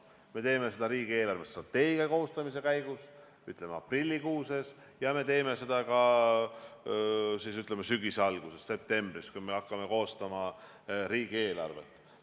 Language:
Estonian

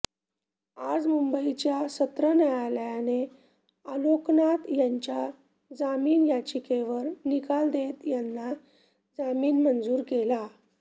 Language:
Marathi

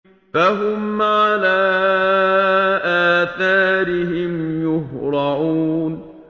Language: Arabic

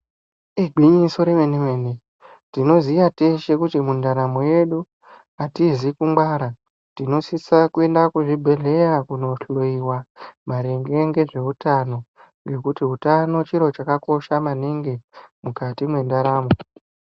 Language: Ndau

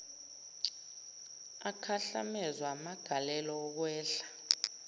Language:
Zulu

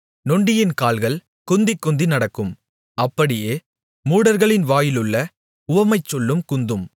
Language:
Tamil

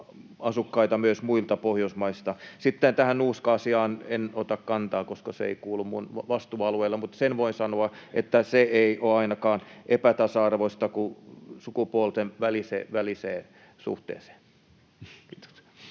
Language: Finnish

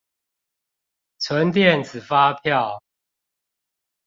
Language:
Chinese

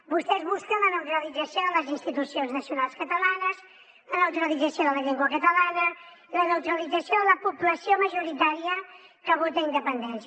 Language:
Catalan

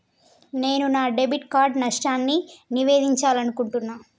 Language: Telugu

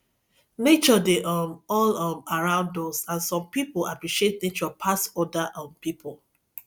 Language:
Nigerian Pidgin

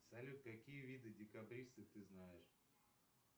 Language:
Russian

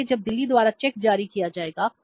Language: Hindi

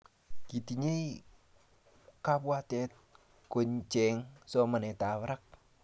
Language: Kalenjin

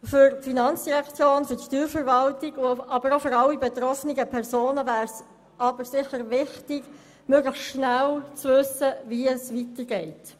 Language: Swiss German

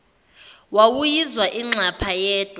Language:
Zulu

